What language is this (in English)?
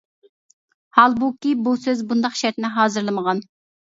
Uyghur